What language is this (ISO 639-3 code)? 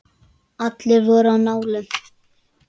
isl